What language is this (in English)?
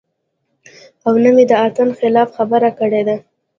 Pashto